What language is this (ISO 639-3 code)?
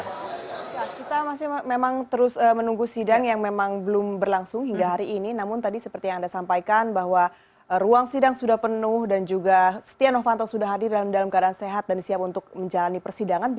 ind